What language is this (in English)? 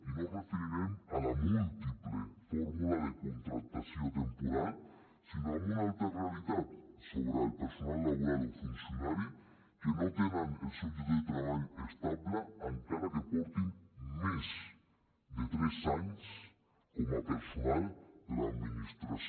Catalan